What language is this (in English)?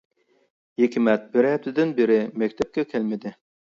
Uyghur